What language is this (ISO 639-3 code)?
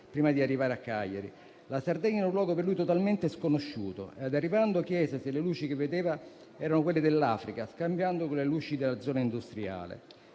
ita